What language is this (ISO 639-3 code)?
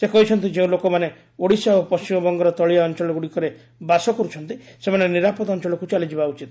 ori